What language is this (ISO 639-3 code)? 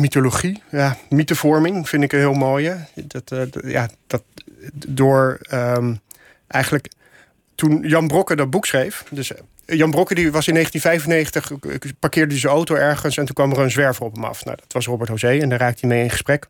nld